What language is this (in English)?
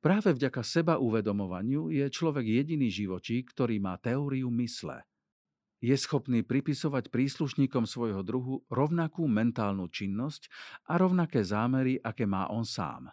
Slovak